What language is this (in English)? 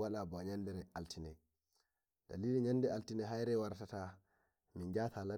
Nigerian Fulfulde